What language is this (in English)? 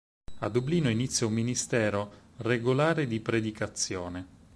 Italian